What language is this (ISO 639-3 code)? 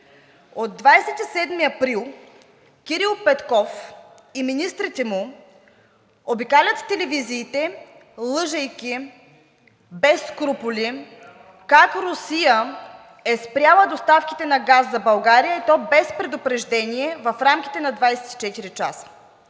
bul